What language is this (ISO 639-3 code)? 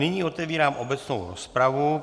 ces